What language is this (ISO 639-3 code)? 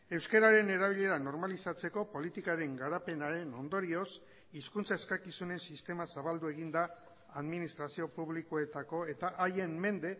eus